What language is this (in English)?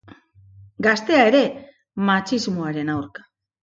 Basque